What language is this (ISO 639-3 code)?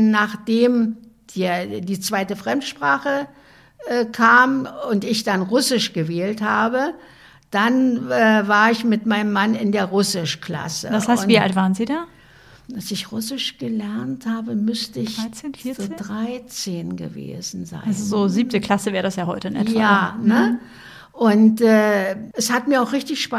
deu